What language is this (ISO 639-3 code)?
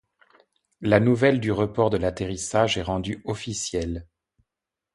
fra